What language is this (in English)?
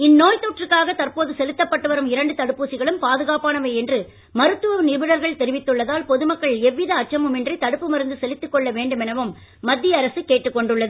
Tamil